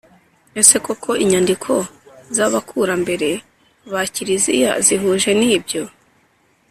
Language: Kinyarwanda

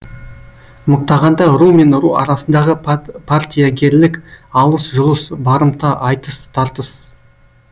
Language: Kazakh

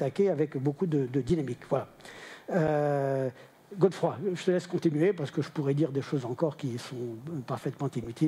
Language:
French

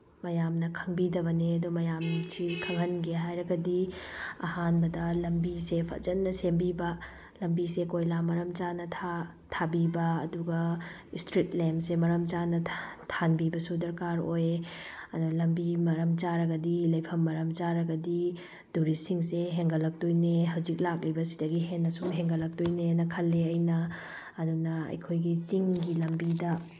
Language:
Manipuri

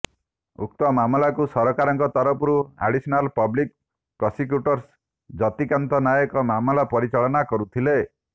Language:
Odia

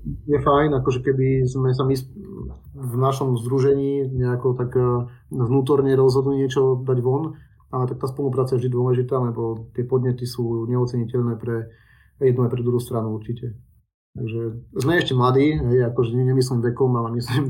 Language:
Slovak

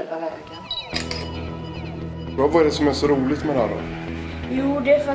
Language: Swedish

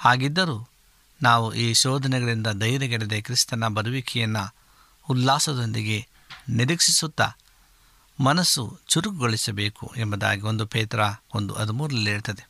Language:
Kannada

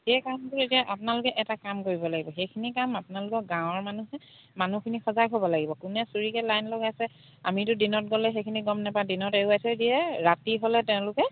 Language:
Assamese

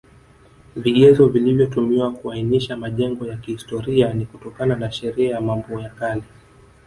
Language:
Swahili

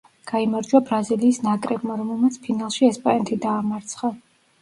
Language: Georgian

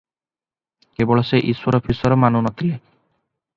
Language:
Odia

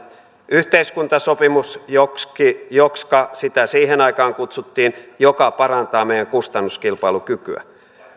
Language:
Finnish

